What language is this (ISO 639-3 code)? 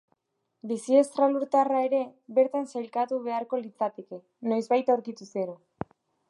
eus